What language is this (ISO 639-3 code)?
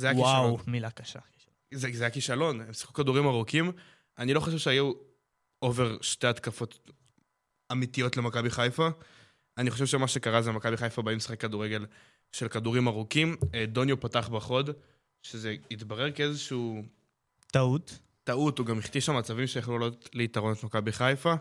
heb